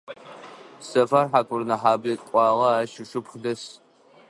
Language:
Adyghe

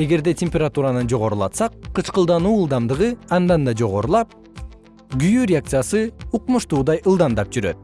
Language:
Kyrgyz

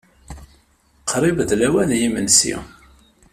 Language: Kabyle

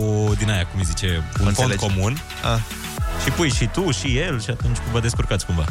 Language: Romanian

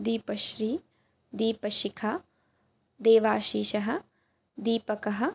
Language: Sanskrit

